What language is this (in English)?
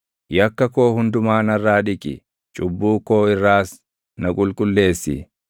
Oromo